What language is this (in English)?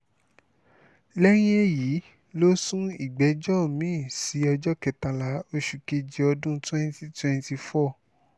Yoruba